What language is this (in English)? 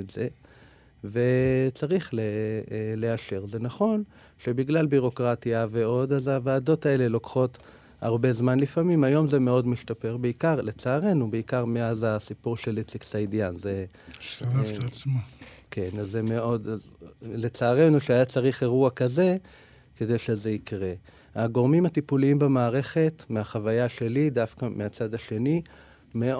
Hebrew